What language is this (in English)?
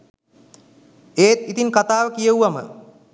Sinhala